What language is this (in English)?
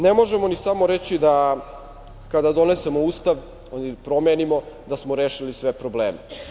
Serbian